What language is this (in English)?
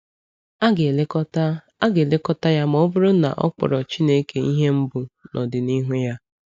Igbo